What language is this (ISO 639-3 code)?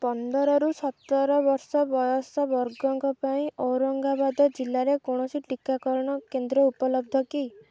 ori